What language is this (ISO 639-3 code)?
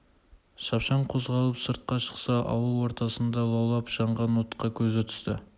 kaz